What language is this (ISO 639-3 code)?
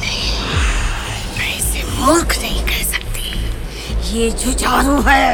hin